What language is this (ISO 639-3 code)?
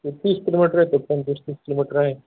mar